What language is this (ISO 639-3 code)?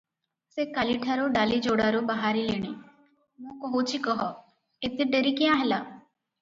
ori